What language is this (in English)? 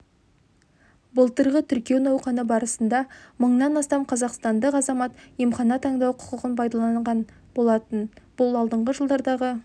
Kazakh